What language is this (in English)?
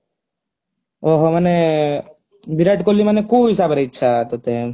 Odia